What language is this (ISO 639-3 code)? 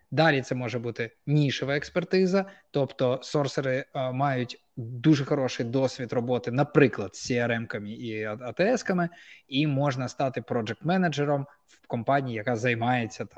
ukr